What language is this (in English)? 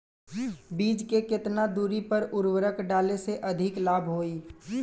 Bhojpuri